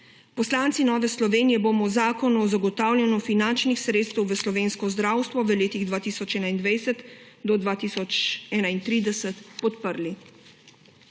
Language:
Slovenian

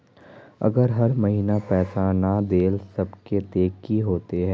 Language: Magahi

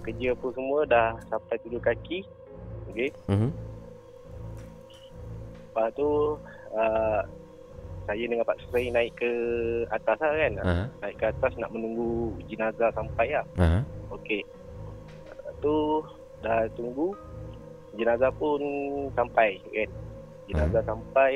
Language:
Malay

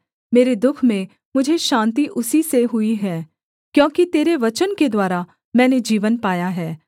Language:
Hindi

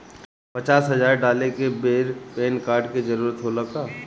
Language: Bhojpuri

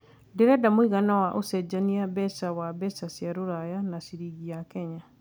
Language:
Kikuyu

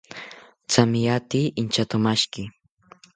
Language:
South Ucayali Ashéninka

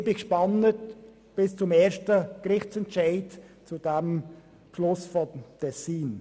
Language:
Swiss German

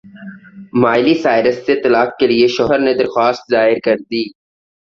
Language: Urdu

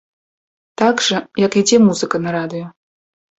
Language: Belarusian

